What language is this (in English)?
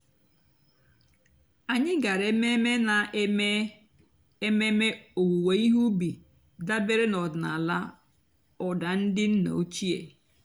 Igbo